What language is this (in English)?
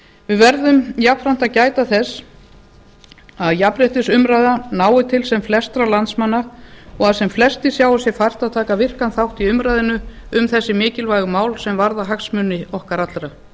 Icelandic